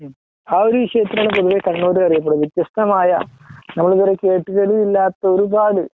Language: Malayalam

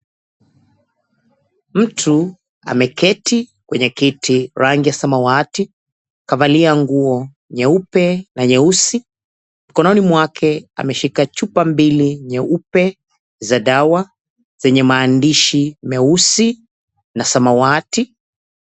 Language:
Swahili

